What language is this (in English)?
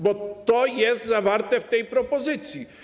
Polish